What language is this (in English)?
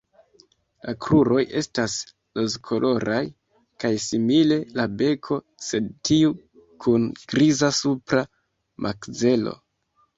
Esperanto